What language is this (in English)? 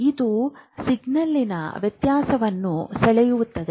Kannada